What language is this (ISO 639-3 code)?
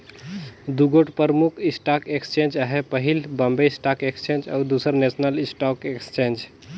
hne